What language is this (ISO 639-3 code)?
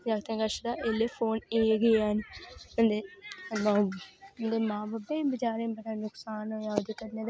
doi